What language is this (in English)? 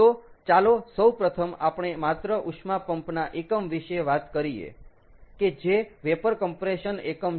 Gujarati